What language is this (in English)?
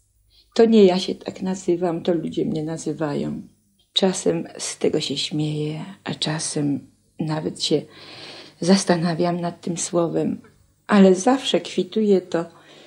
Polish